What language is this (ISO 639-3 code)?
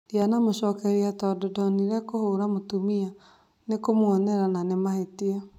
kik